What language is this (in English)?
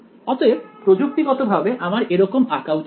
Bangla